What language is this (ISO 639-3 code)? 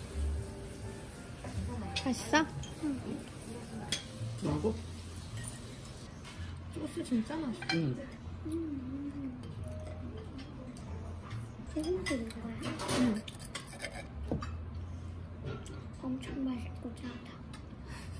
kor